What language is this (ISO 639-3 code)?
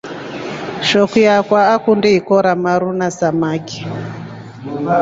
rof